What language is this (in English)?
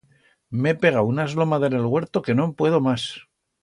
Aragonese